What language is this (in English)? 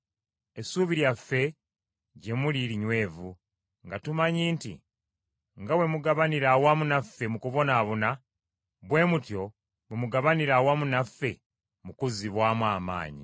Ganda